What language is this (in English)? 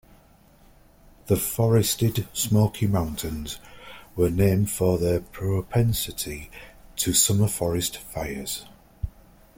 English